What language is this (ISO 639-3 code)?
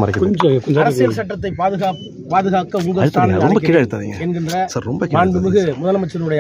tam